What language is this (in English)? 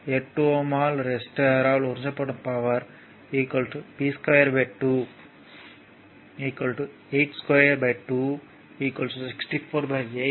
Tamil